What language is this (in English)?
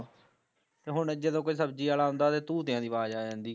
Punjabi